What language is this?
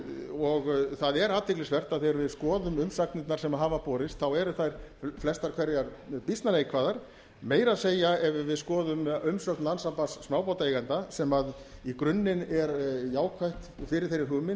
Icelandic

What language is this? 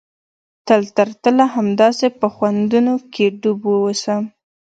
Pashto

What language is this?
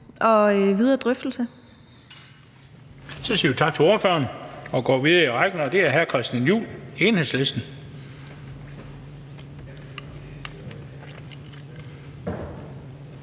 Danish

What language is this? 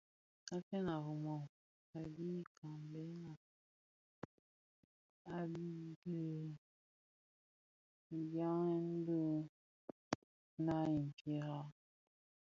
Bafia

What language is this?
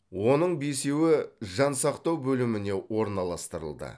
Kazakh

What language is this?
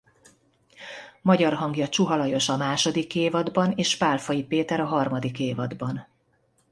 Hungarian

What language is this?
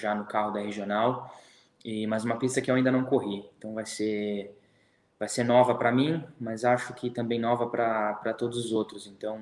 Portuguese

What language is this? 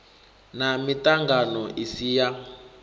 Venda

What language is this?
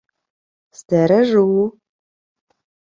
Ukrainian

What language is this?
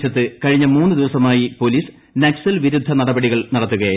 Malayalam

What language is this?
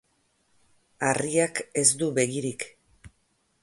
Basque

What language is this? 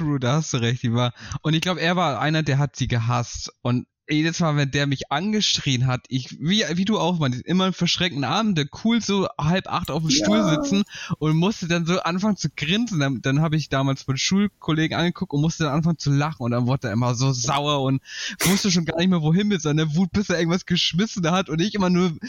German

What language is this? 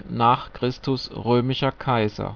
German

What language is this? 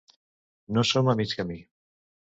Catalan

